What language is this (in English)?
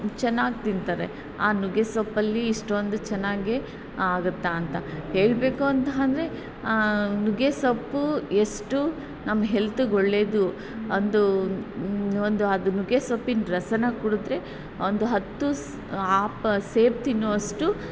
Kannada